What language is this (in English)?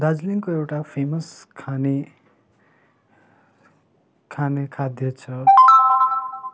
Nepali